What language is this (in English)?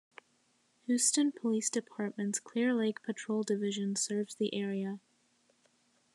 English